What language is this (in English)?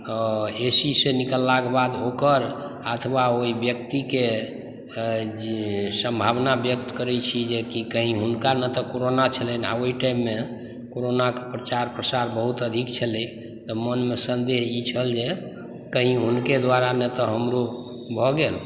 Maithili